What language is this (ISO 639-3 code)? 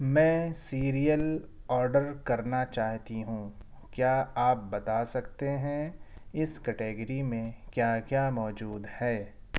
urd